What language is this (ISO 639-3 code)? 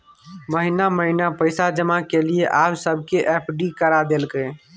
mai